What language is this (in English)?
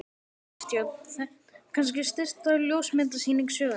Icelandic